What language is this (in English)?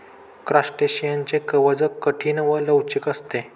Marathi